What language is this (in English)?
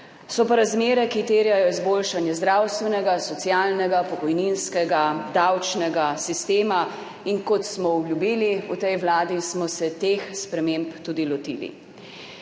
Slovenian